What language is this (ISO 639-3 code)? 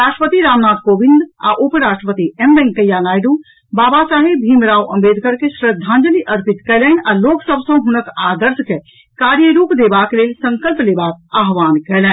mai